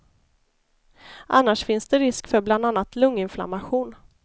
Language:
Swedish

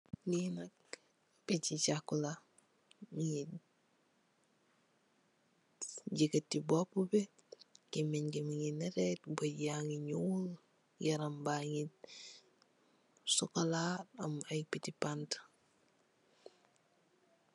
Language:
Wolof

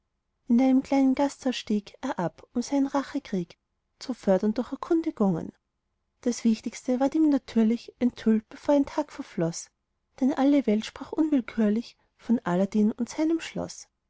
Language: German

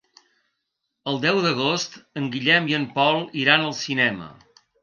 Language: Catalan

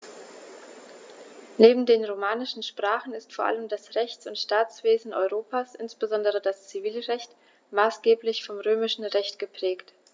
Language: German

